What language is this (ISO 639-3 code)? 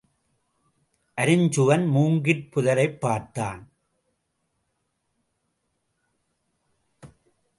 tam